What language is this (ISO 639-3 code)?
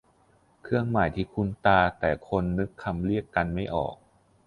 tha